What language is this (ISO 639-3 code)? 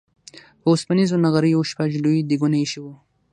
pus